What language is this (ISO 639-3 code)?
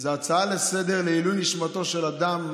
heb